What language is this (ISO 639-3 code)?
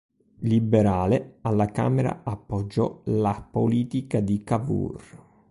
ita